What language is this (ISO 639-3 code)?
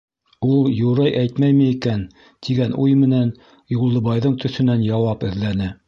bak